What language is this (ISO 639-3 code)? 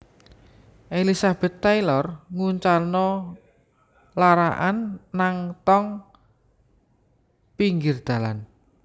jav